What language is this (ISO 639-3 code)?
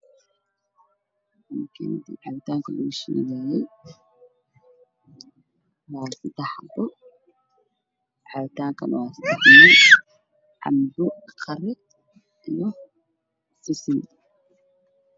som